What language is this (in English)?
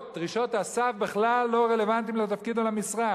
Hebrew